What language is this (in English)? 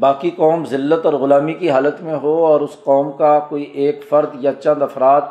Urdu